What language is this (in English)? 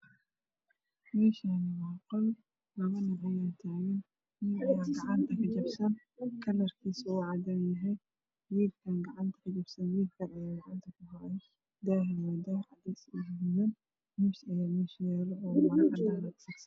Somali